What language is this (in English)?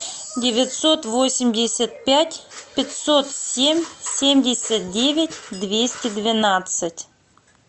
Russian